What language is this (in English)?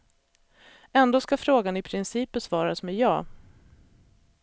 Swedish